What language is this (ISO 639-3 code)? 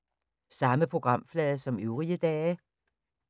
dan